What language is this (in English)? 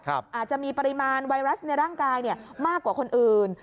Thai